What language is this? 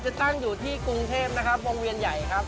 Thai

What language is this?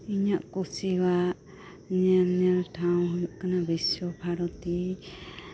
Santali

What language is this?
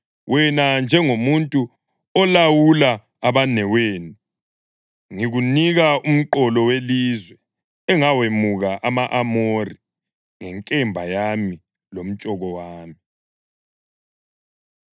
North Ndebele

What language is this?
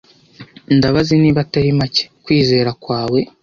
Kinyarwanda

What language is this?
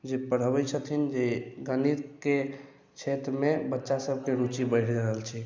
Maithili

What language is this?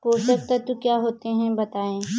Hindi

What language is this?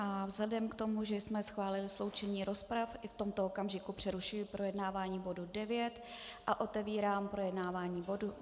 Czech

